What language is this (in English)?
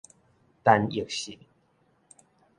Min Nan Chinese